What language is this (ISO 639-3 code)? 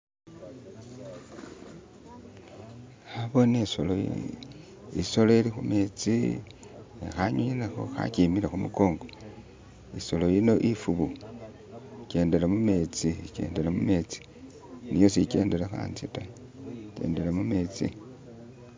myx